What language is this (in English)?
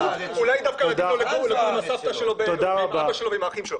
Hebrew